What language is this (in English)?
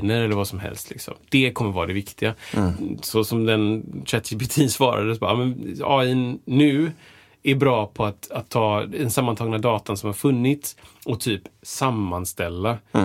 Swedish